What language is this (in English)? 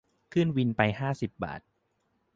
Thai